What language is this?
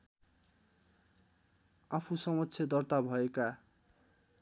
Nepali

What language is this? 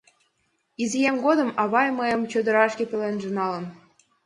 Mari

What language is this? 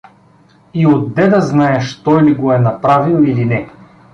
Bulgarian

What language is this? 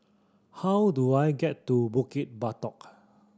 English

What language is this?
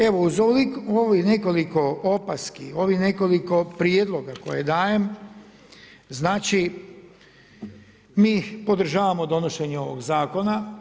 Croatian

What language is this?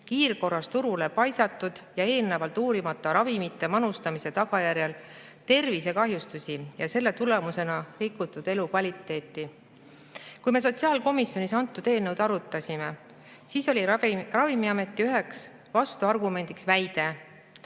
Estonian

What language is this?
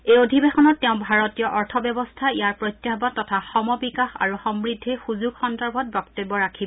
Assamese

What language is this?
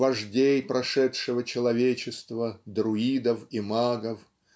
Russian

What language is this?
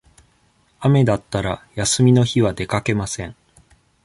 Japanese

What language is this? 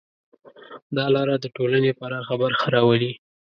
Pashto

